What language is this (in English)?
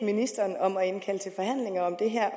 Danish